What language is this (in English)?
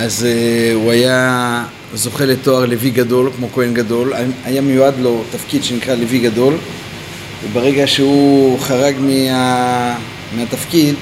Hebrew